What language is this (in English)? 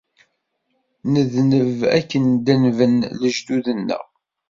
Kabyle